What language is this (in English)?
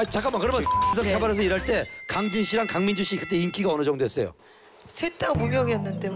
Korean